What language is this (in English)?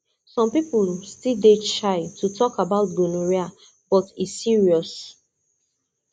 Nigerian Pidgin